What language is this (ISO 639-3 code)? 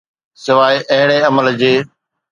snd